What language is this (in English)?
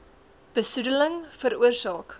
Afrikaans